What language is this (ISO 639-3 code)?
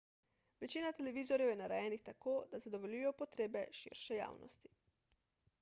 slv